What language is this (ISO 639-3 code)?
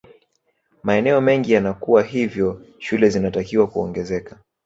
swa